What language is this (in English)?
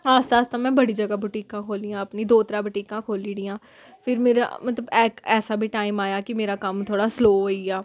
Dogri